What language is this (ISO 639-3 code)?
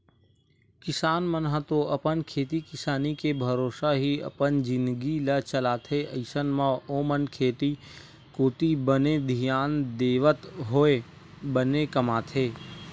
hne